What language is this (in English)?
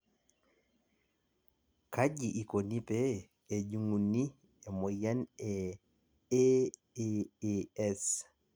Masai